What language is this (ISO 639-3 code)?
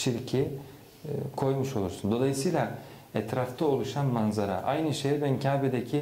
tur